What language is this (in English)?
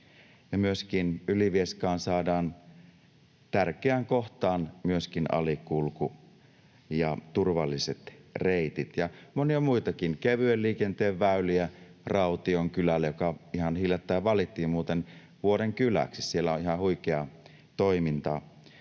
Finnish